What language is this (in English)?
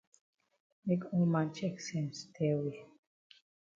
Cameroon Pidgin